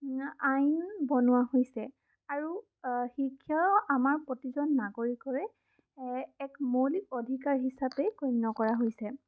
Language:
Assamese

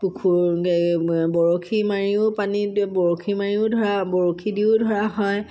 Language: Assamese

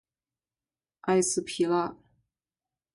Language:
Chinese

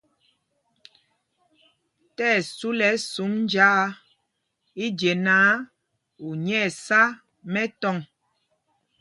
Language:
Mpumpong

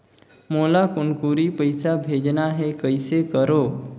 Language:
Chhattisgarhi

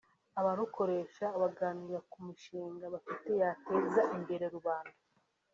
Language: Kinyarwanda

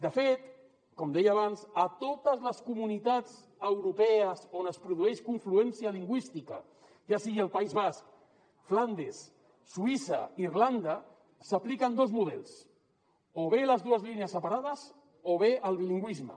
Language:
Catalan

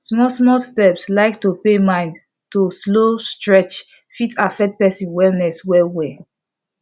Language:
Nigerian Pidgin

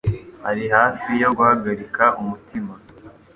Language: Kinyarwanda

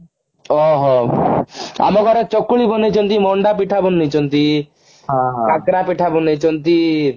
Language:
Odia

